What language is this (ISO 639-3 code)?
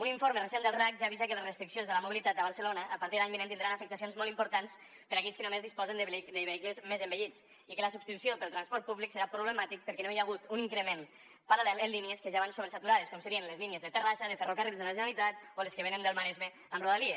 cat